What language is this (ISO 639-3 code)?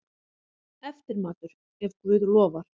isl